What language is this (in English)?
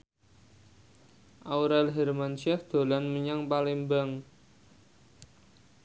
Javanese